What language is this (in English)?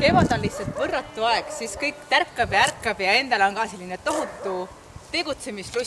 Finnish